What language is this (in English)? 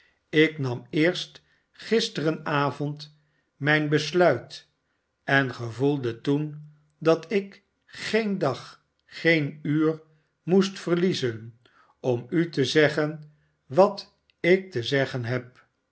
Dutch